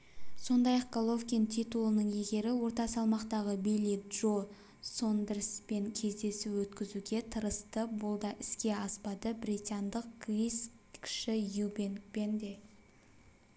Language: Kazakh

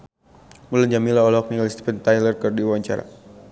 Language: Sundanese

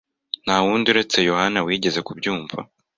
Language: Kinyarwanda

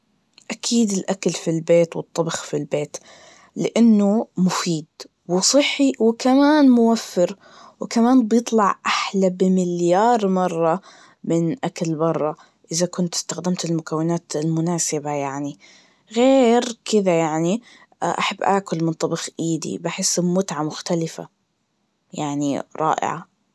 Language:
Najdi Arabic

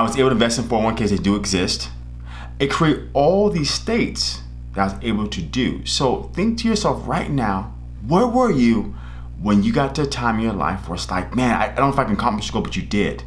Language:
English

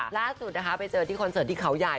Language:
Thai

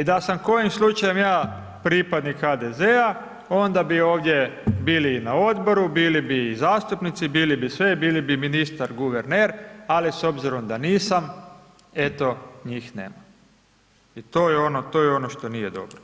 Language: Croatian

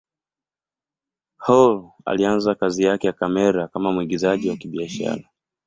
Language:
Swahili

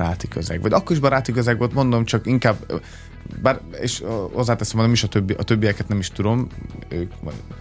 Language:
Hungarian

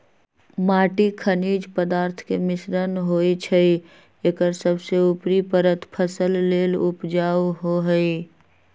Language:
Magahi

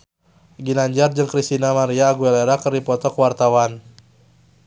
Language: Sundanese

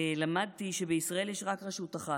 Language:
Hebrew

